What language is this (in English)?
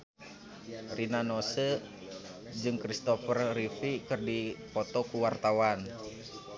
Sundanese